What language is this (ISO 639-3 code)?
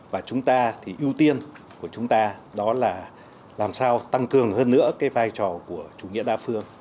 vie